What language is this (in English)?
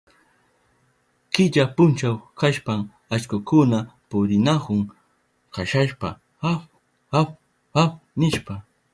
Southern Pastaza Quechua